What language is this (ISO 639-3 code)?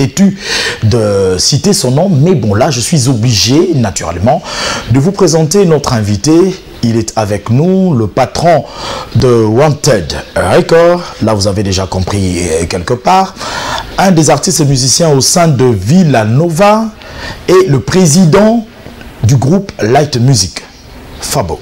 fra